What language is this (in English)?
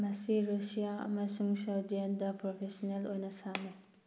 Manipuri